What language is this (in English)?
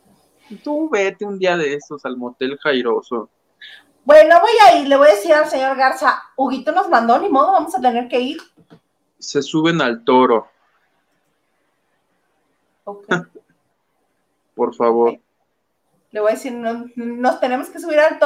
Spanish